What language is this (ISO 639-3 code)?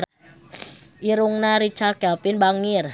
sun